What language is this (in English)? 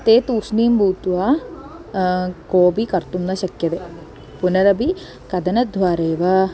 Sanskrit